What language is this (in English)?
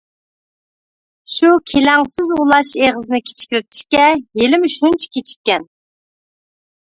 Uyghur